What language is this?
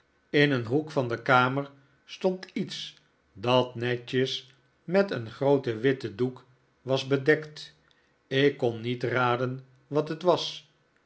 Dutch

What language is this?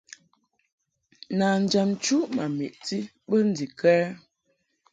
Mungaka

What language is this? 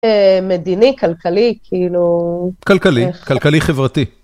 Hebrew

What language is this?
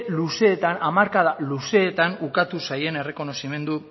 Basque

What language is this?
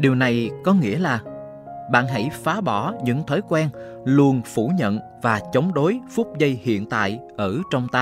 Vietnamese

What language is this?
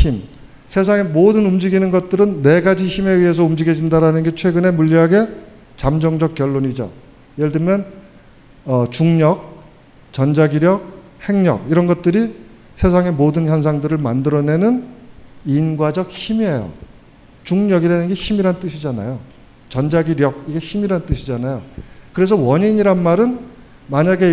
Korean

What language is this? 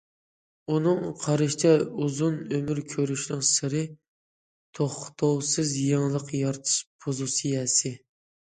Uyghur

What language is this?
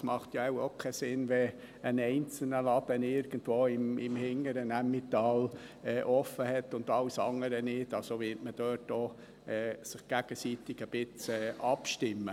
Swiss German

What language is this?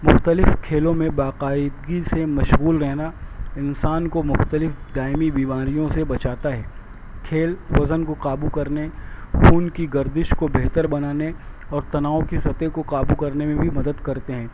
Urdu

